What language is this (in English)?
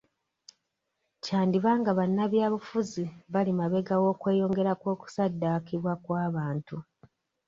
Ganda